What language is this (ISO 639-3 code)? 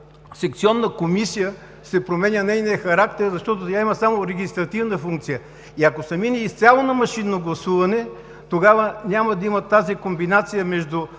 bul